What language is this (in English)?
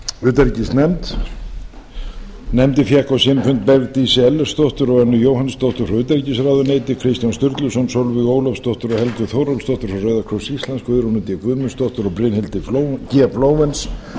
Icelandic